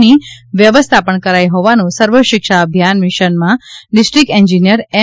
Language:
Gujarati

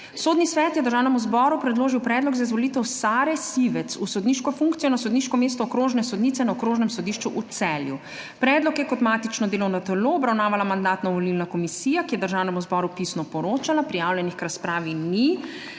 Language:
Slovenian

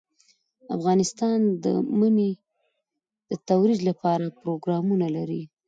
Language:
Pashto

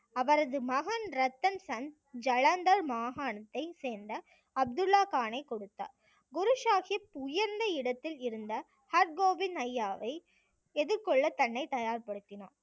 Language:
Tamil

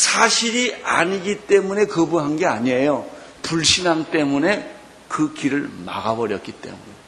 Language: Korean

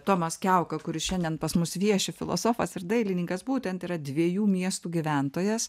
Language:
Lithuanian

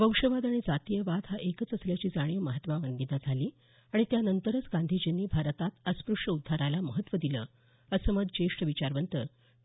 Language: Marathi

